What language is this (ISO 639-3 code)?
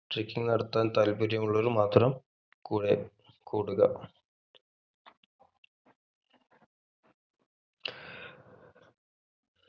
mal